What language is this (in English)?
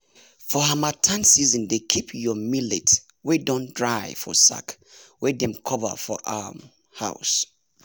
Nigerian Pidgin